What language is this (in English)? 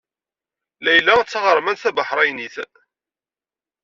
Kabyle